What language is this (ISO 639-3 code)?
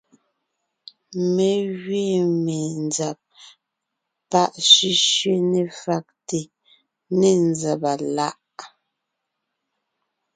nnh